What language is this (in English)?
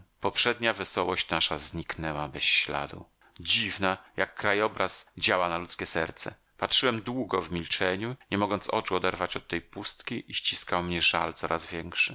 Polish